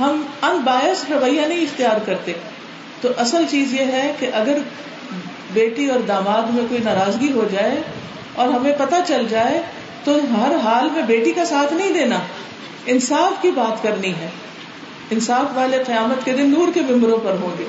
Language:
Urdu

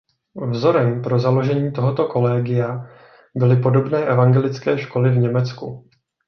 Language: Czech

